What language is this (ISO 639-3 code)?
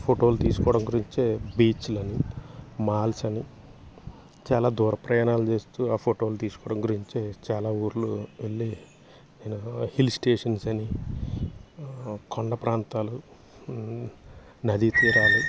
tel